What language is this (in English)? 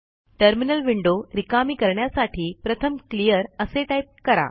Marathi